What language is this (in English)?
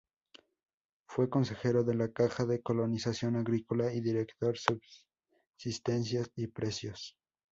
Spanish